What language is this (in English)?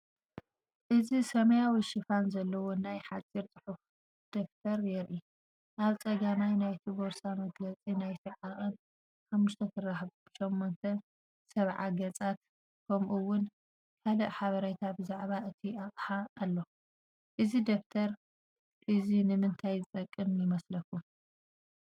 Tigrinya